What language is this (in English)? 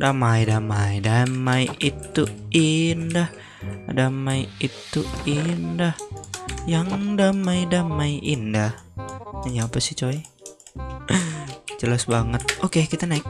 Indonesian